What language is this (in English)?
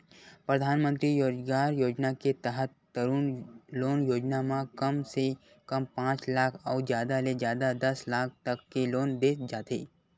Chhattisgarhi